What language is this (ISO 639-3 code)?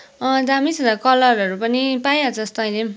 nep